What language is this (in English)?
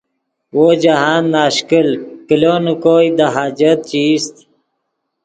Yidgha